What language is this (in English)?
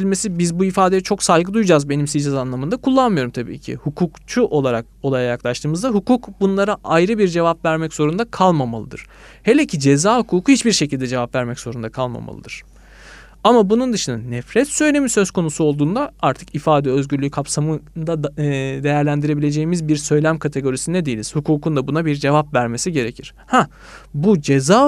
Turkish